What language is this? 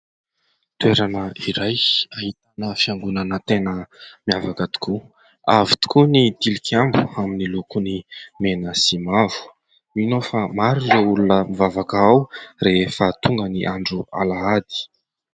Malagasy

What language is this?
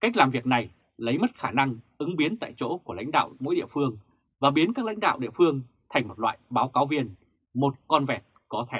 Vietnamese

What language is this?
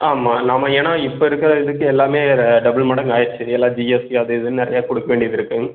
Tamil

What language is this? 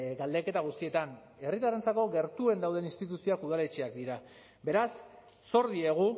Basque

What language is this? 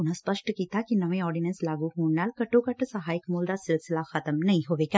Punjabi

